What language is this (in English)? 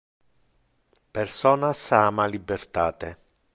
Interlingua